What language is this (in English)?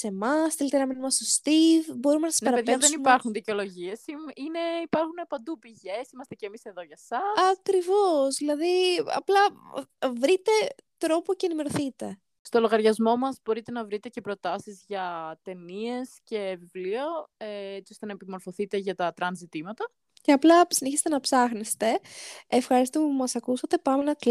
Greek